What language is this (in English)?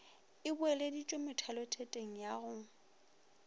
Northern Sotho